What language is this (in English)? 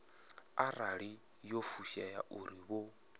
Venda